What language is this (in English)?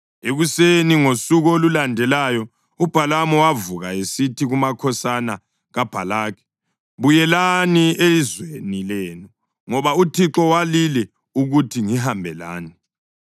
North Ndebele